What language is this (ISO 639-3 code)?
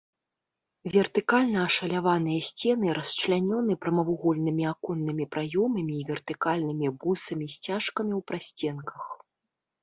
bel